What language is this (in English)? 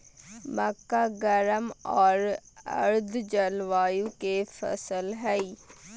Magahi